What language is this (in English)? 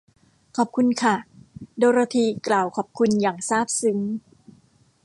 Thai